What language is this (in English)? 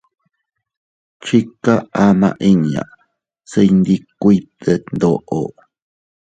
Teutila Cuicatec